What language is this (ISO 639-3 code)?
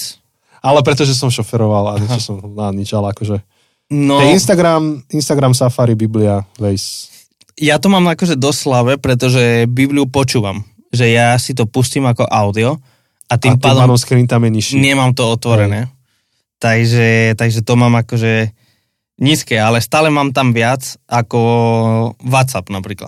slk